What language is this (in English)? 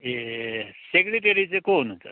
Nepali